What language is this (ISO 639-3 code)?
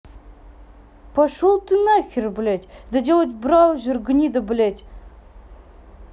rus